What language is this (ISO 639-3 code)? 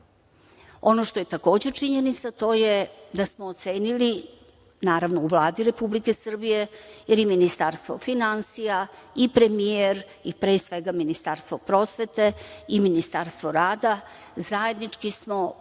srp